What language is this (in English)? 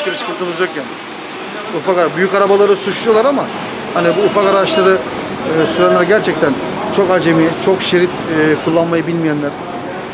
Turkish